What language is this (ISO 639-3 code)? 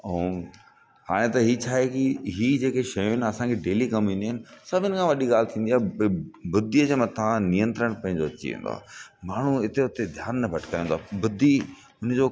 snd